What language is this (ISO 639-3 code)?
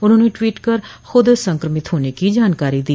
hin